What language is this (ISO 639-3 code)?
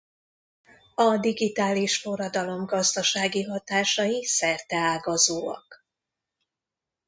hun